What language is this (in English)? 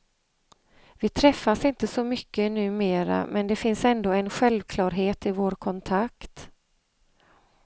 Swedish